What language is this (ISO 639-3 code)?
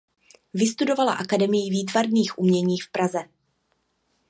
ces